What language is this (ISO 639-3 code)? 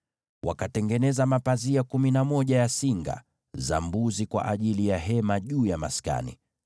swa